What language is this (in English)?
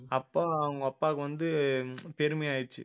Tamil